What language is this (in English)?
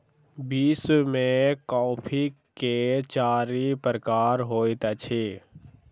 Maithili